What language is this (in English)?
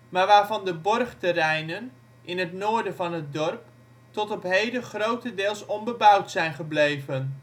Dutch